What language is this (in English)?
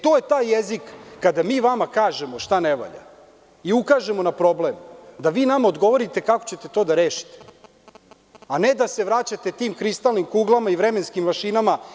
Serbian